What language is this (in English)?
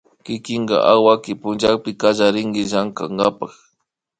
Imbabura Highland Quichua